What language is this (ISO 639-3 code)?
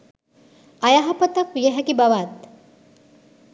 sin